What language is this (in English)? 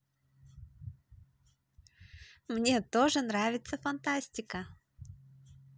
Russian